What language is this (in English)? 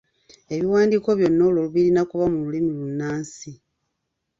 Ganda